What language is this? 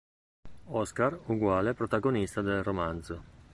Italian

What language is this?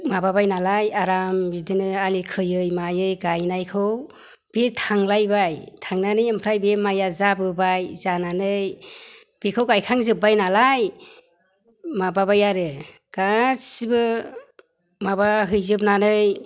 Bodo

